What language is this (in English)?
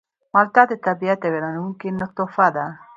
Pashto